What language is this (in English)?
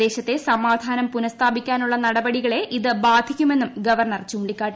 Malayalam